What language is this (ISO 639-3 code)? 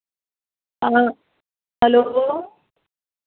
hin